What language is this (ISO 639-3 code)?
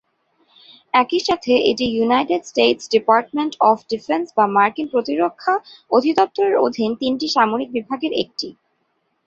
ben